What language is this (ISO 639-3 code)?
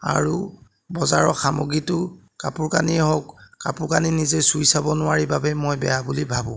asm